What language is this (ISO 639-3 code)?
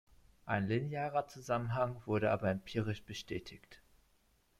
deu